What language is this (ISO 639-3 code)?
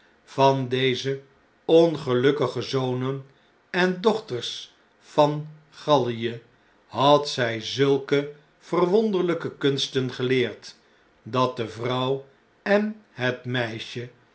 nld